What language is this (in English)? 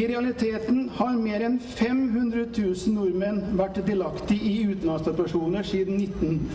Norwegian